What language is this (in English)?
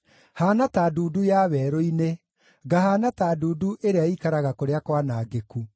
Kikuyu